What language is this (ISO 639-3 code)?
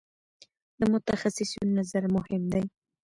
pus